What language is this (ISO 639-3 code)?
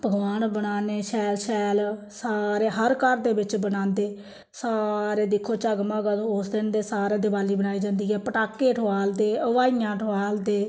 doi